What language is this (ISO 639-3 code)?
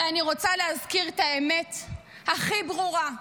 heb